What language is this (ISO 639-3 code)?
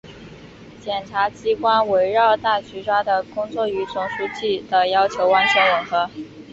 zho